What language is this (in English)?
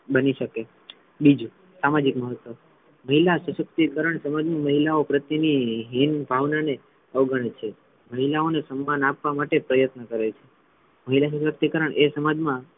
Gujarati